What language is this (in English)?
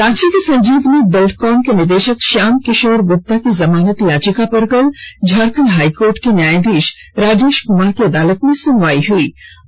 Hindi